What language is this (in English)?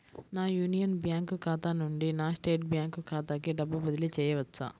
Telugu